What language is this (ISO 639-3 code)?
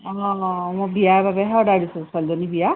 asm